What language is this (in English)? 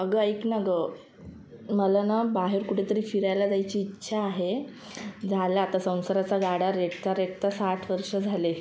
Marathi